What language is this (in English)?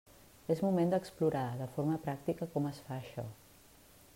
Catalan